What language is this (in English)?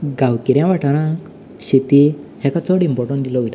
Konkani